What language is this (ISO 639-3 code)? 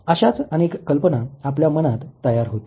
mar